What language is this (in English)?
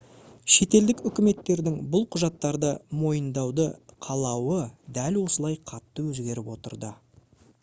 Kazakh